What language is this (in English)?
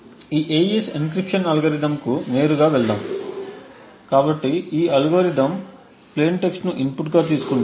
Telugu